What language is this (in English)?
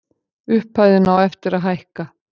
Icelandic